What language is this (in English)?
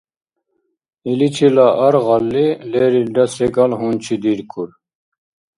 Dargwa